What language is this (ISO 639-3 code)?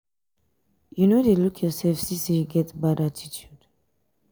pcm